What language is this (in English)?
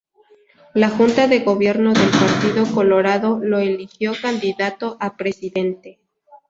Spanish